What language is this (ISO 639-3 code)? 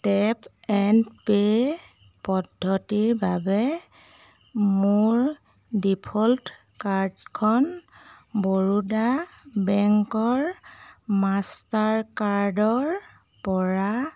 asm